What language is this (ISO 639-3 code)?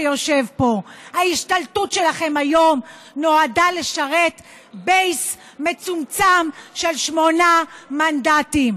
heb